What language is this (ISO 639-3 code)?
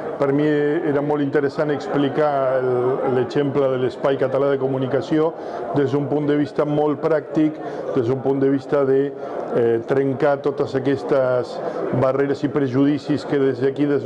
eus